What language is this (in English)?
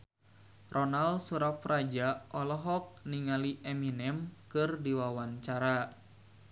Sundanese